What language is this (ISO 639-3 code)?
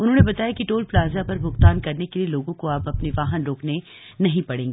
hin